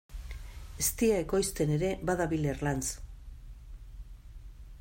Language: Basque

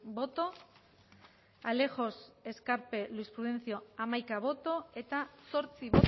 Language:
Basque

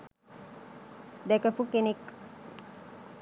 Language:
Sinhala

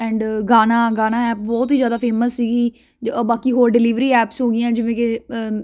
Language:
Punjabi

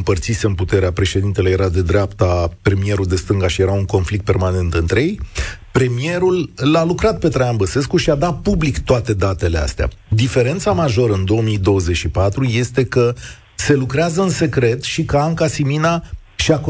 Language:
Romanian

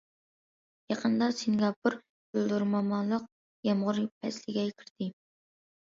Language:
Uyghur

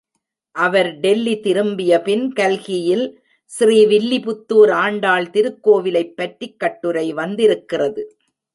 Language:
Tamil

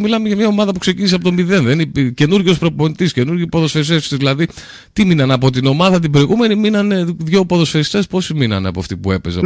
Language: Greek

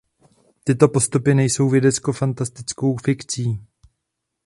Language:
Czech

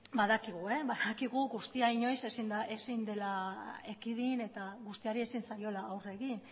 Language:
Basque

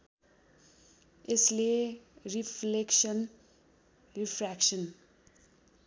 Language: Nepali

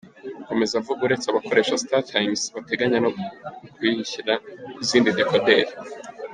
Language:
Kinyarwanda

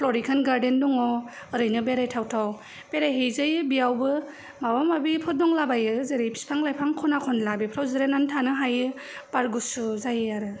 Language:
Bodo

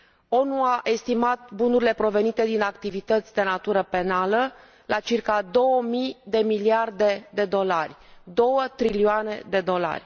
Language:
Romanian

